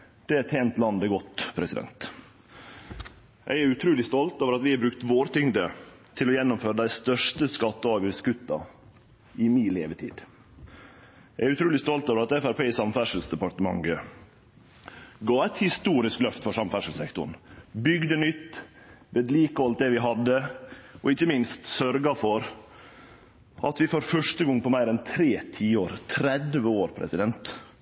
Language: Norwegian Nynorsk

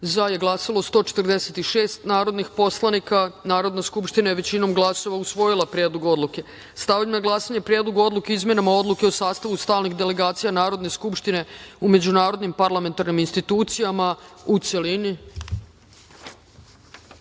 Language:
Serbian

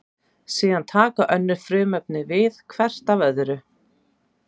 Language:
Icelandic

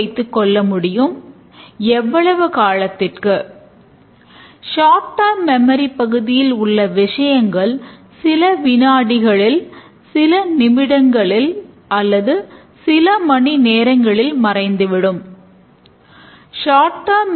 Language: Tamil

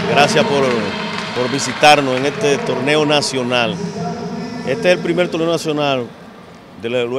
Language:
Spanish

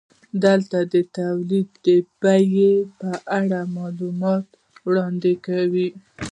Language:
Pashto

